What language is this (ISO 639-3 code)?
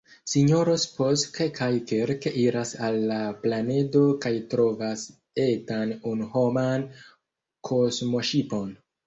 epo